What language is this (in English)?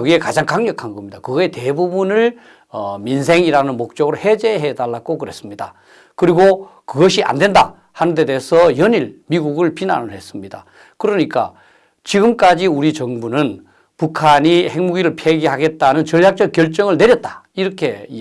Korean